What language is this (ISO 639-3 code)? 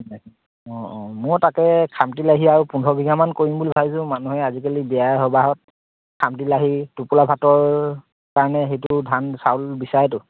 asm